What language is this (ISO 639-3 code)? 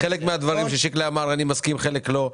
heb